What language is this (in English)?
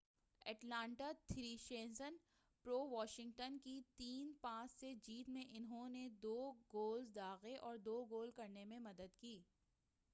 Urdu